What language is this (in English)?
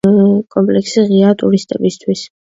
Georgian